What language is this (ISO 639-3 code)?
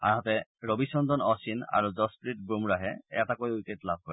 asm